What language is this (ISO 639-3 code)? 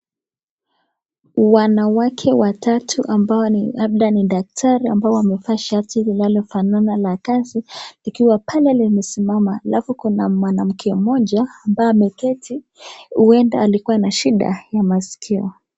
swa